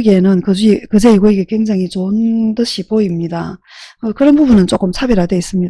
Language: Korean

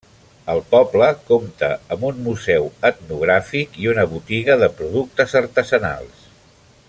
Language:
Catalan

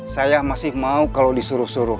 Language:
Indonesian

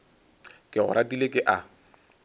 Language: Northern Sotho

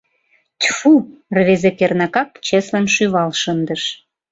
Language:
Mari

